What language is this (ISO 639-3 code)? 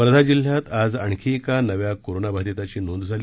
mar